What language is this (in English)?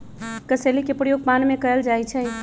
Magahi